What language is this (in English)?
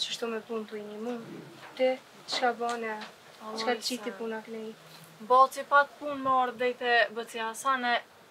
Romanian